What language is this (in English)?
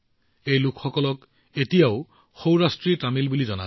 Assamese